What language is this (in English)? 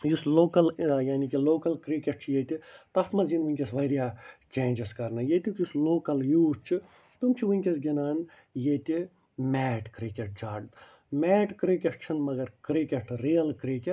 Kashmiri